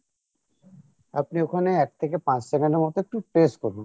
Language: Bangla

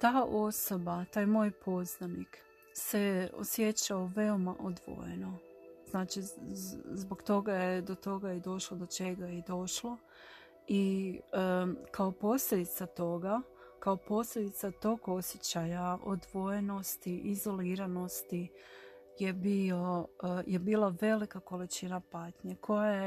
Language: Croatian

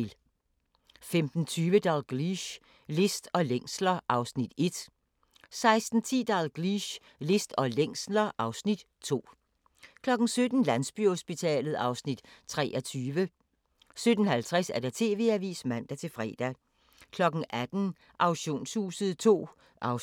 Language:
Danish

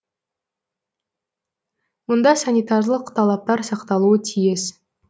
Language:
Kazakh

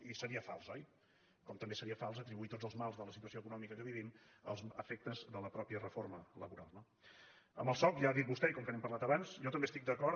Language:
Catalan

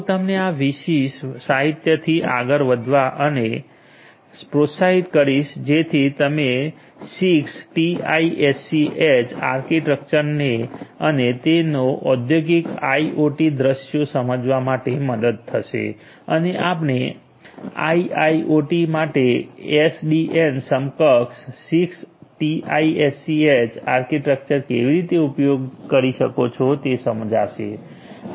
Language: Gujarati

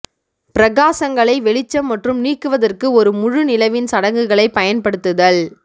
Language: Tamil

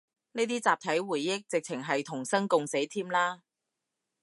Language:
Cantonese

